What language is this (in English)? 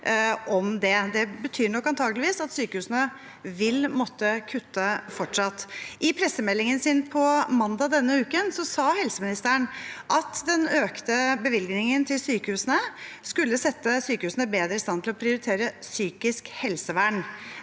Norwegian